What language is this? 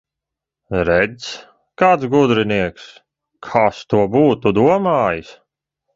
Latvian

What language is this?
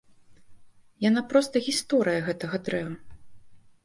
Belarusian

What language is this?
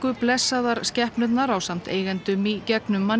Icelandic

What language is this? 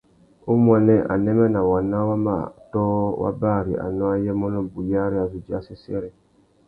Tuki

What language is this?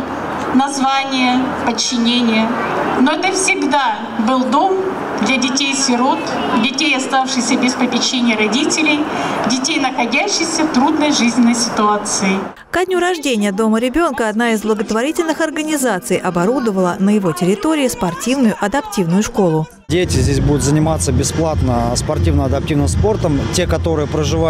Russian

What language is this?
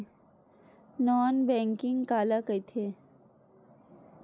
Chhattisgarhi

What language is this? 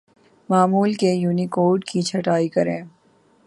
Urdu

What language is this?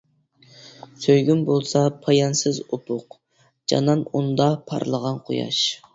Uyghur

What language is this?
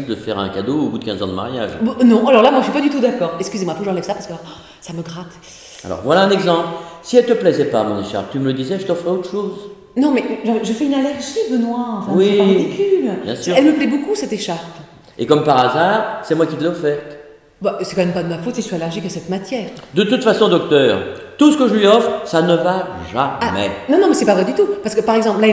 French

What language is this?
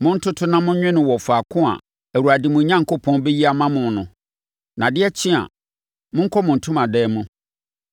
Akan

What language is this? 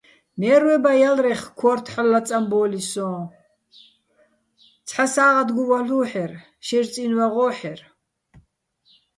Bats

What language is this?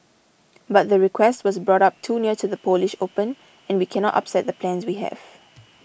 English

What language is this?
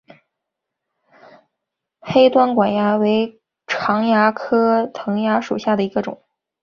Chinese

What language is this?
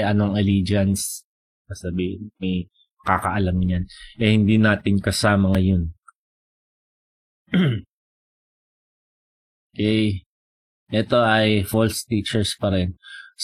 Filipino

